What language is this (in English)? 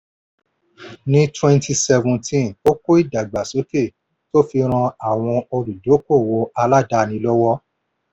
Yoruba